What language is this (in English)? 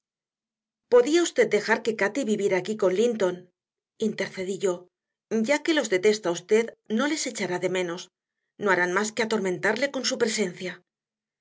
Spanish